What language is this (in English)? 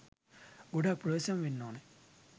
Sinhala